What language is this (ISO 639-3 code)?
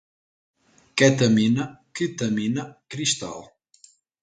por